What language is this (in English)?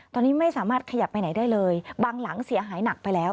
Thai